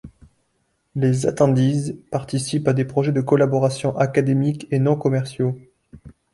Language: French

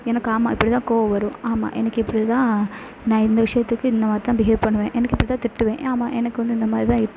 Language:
Tamil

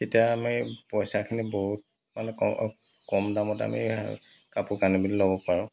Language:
Assamese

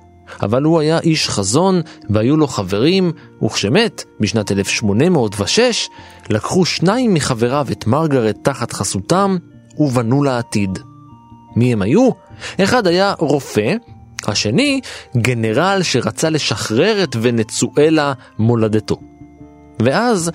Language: Hebrew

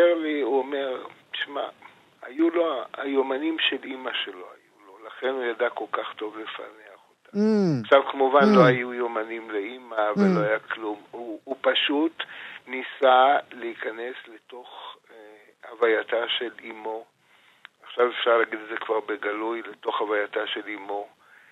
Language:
Hebrew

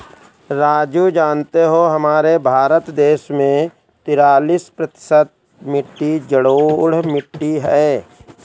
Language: Hindi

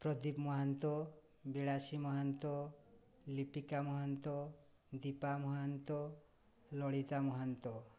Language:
Odia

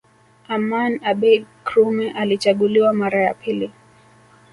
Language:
Swahili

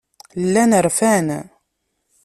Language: Kabyle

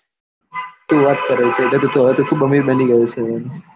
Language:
Gujarati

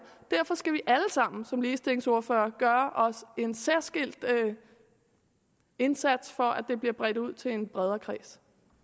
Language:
Danish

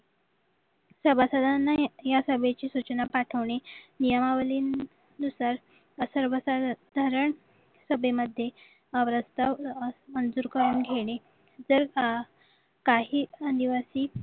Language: Marathi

